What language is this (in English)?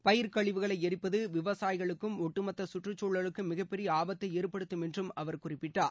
Tamil